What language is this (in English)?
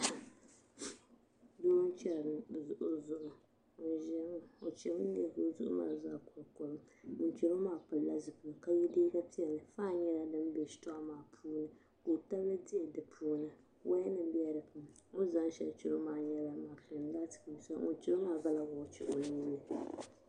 Dagbani